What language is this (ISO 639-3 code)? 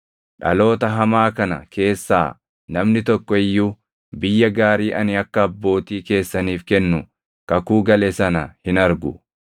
orm